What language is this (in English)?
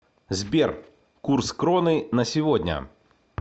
Russian